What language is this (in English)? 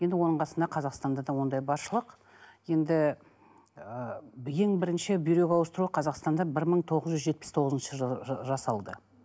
Kazakh